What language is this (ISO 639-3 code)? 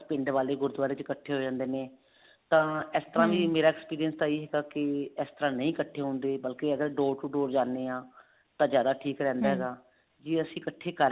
pan